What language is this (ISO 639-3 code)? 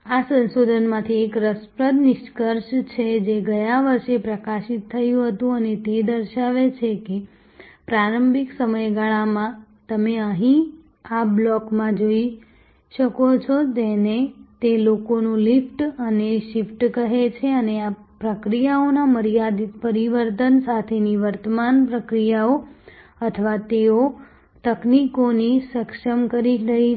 guj